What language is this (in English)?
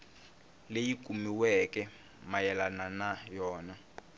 Tsonga